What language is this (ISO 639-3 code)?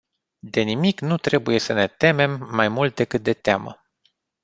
ron